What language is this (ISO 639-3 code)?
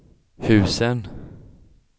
swe